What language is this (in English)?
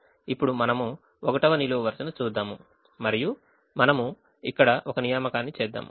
Telugu